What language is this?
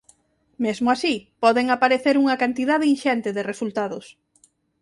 Galician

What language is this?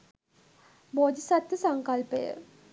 Sinhala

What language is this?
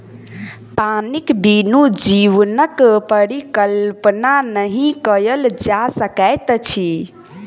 Maithili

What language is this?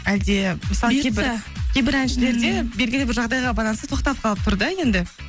Kazakh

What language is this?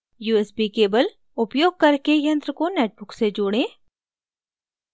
Hindi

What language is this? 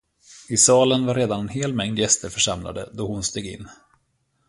Swedish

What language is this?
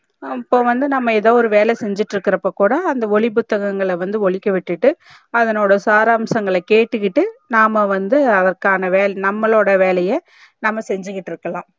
Tamil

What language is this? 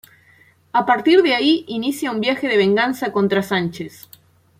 Spanish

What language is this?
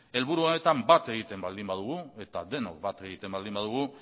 Basque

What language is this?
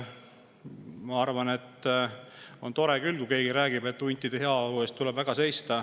Estonian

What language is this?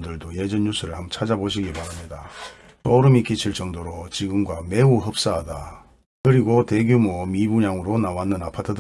Korean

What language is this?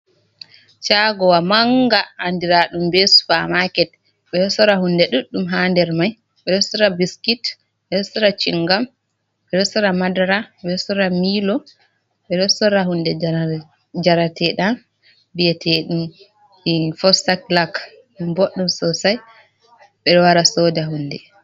Fula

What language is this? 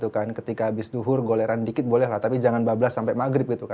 Indonesian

